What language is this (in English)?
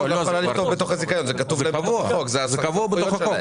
Hebrew